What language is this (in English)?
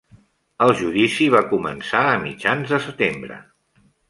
Catalan